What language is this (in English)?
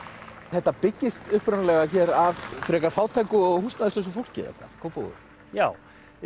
Icelandic